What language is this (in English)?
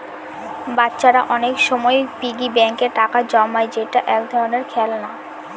Bangla